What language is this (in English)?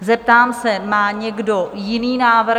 Czech